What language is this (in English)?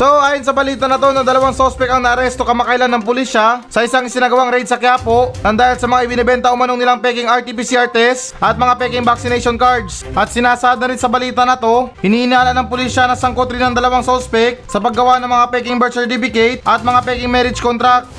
Filipino